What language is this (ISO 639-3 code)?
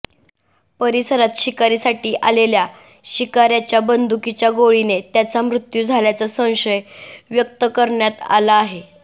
mar